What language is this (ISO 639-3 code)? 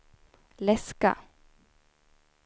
swe